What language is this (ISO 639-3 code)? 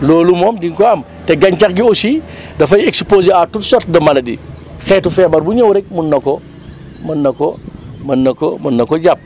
wol